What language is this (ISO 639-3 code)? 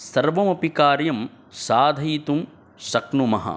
san